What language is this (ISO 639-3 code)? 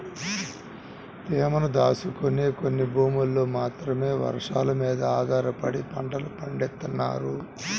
tel